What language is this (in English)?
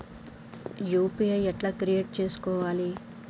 Telugu